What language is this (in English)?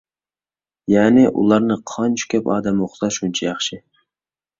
Uyghur